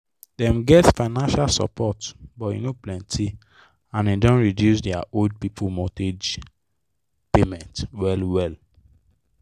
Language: Nigerian Pidgin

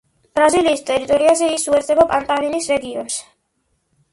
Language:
Georgian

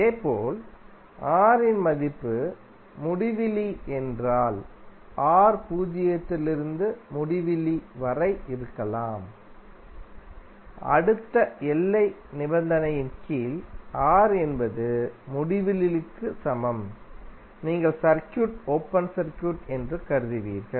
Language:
Tamil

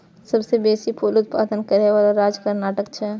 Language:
Maithili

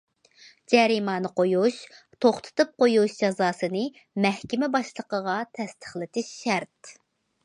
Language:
Uyghur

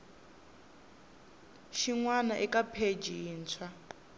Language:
Tsonga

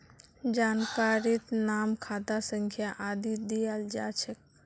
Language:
Magahi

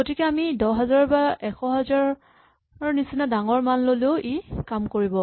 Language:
Assamese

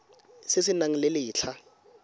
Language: Tswana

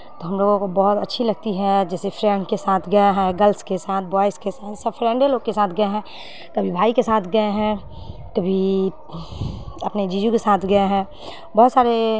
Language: Urdu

